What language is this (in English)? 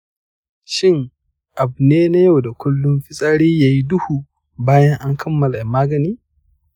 Hausa